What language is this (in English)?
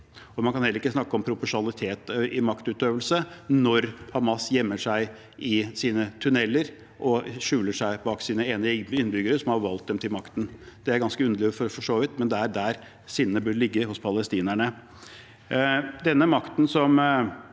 Norwegian